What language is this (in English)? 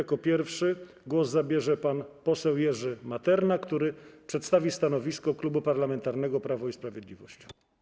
Polish